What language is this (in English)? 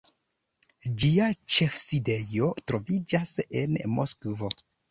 Esperanto